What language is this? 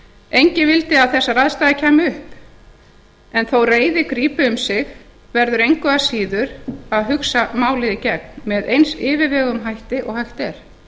Icelandic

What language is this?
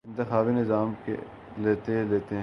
Urdu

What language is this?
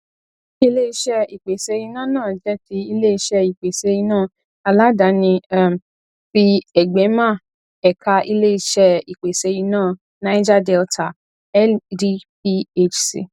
Yoruba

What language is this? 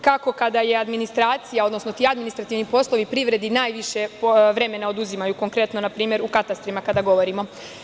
Serbian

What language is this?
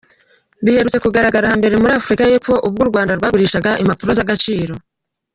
Kinyarwanda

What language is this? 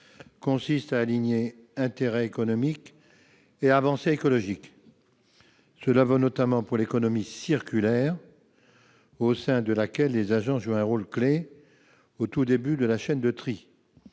French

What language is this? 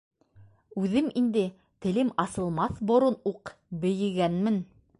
Bashkir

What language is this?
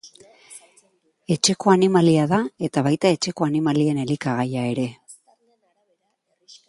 Basque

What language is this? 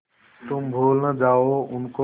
Hindi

